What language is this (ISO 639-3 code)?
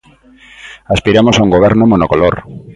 glg